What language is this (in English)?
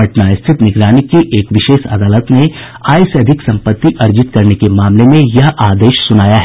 Hindi